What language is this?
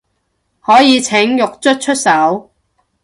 Cantonese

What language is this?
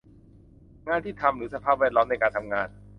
Thai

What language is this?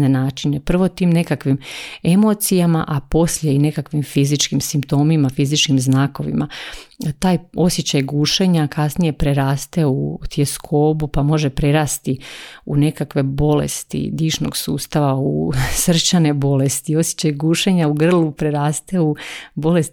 Croatian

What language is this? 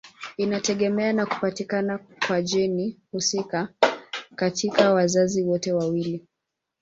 Swahili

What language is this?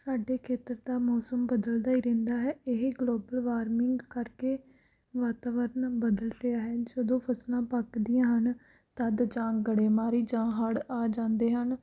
Punjabi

